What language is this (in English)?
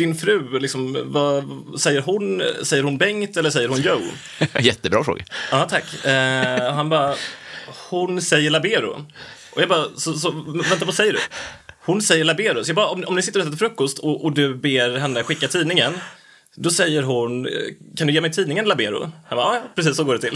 Swedish